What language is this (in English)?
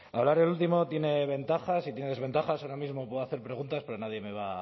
Spanish